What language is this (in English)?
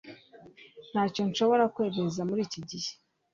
Kinyarwanda